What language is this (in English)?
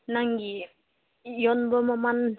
Manipuri